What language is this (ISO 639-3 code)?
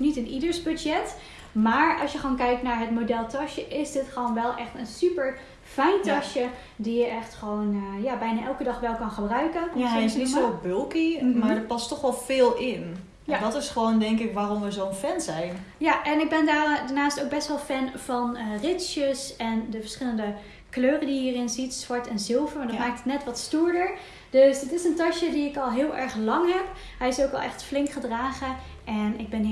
nld